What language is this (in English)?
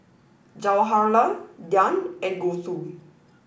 English